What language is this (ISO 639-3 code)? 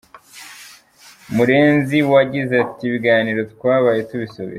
kin